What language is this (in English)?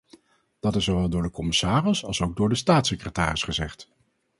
Dutch